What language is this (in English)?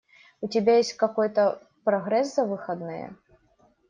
Russian